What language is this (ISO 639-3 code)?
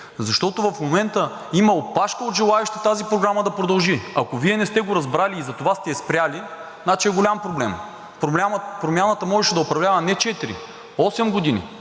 bul